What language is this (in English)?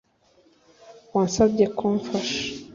Kinyarwanda